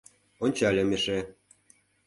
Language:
Mari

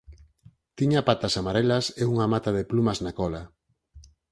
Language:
Galician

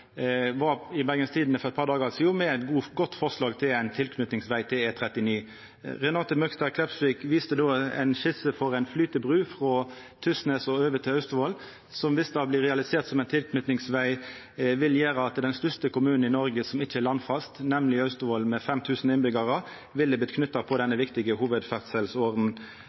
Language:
Norwegian Nynorsk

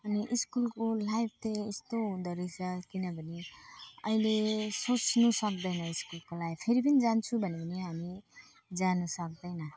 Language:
Nepali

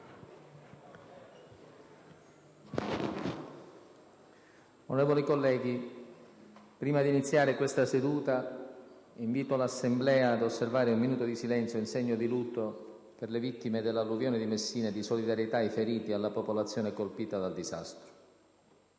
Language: Italian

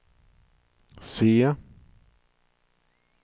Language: Swedish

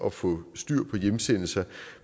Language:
Danish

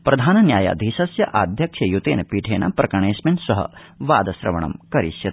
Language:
Sanskrit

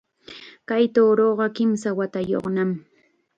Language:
Chiquián Ancash Quechua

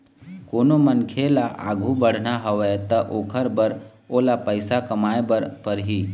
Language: Chhattisgarhi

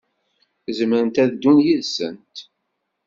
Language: Kabyle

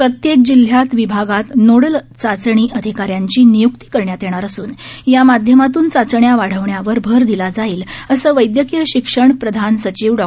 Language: Marathi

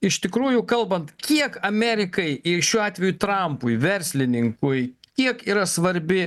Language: Lithuanian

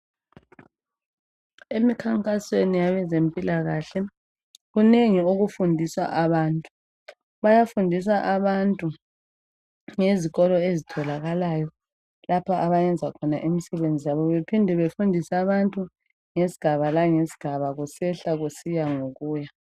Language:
North Ndebele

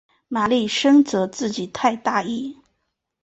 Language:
Chinese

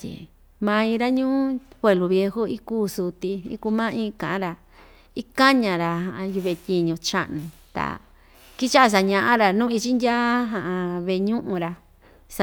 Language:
Ixtayutla Mixtec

